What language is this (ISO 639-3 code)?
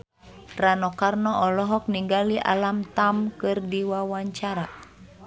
sun